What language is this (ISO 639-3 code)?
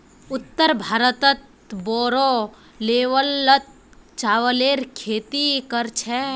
mag